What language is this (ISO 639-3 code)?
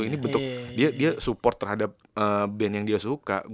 ind